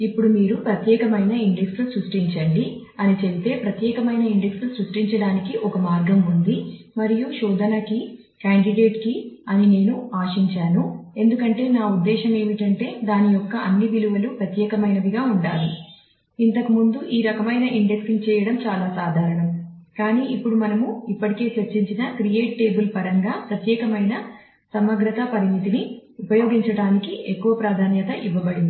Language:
Telugu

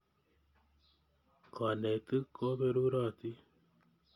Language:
Kalenjin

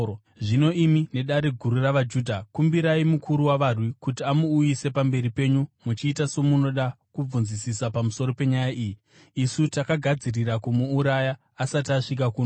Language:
Shona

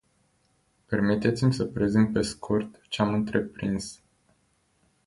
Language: Romanian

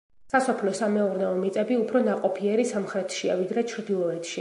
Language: Georgian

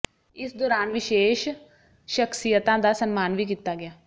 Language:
Punjabi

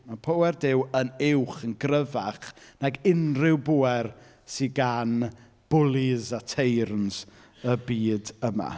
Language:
Welsh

